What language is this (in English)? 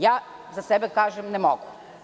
Serbian